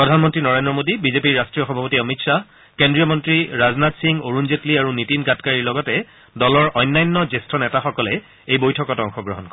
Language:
Assamese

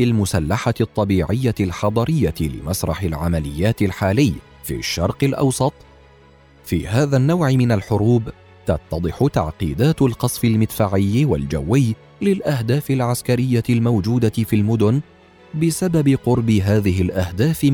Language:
Arabic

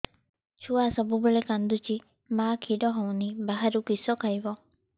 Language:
Odia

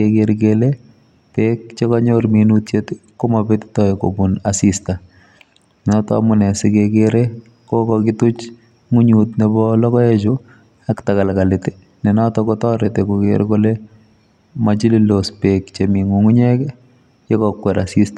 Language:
Kalenjin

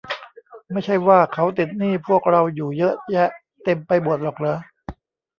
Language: Thai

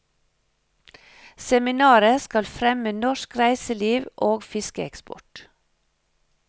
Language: Norwegian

